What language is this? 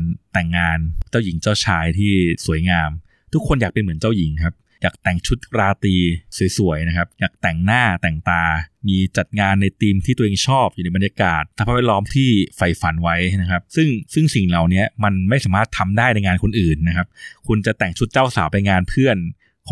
Thai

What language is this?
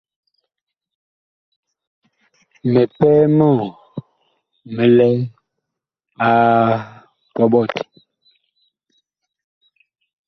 Bakoko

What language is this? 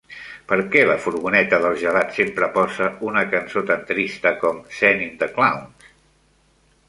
Catalan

